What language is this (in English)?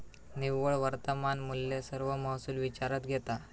Marathi